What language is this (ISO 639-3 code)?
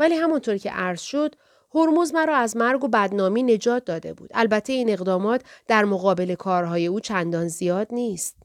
fas